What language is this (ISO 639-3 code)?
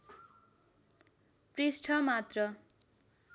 nep